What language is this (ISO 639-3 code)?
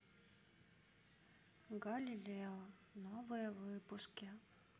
rus